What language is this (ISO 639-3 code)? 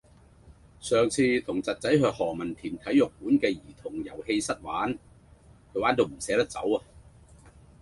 yue